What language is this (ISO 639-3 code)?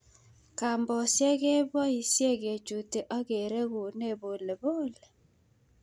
kln